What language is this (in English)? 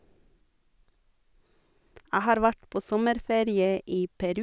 Norwegian